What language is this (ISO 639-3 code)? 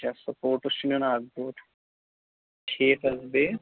kas